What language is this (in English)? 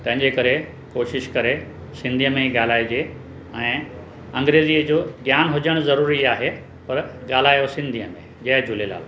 Sindhi